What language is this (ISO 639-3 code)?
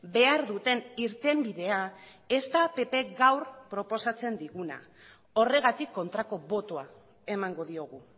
eus